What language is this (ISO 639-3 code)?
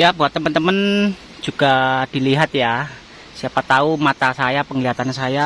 ind